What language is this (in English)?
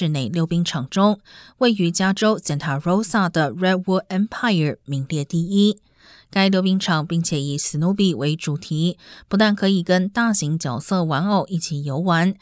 Chinese